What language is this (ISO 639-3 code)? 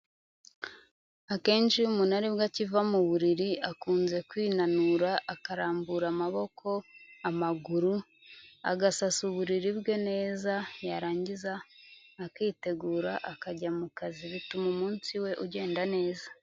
kin